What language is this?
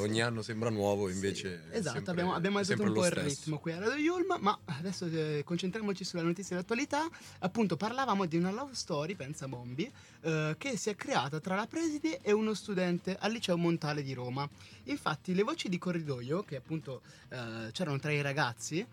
Italian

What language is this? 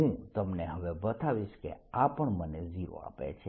Gujarati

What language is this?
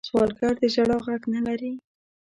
Pashto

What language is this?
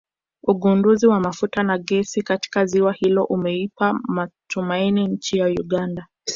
Swahili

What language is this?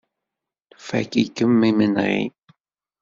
Kabyle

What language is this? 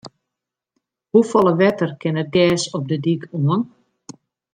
Western Frisian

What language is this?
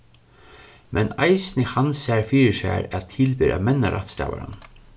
Faroese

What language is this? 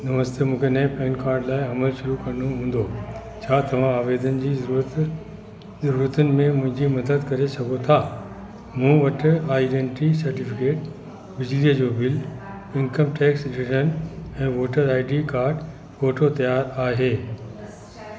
Sindhi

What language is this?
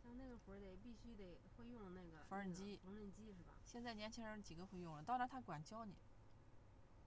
Chinese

